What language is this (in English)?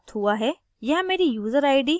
Hindi